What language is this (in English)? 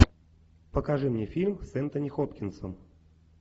Russian